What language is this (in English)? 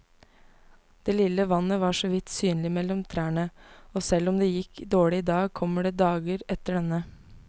Norwegian